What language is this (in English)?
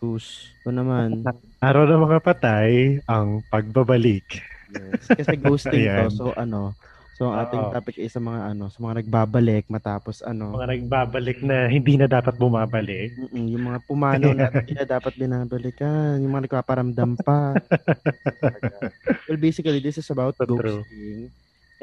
Filipino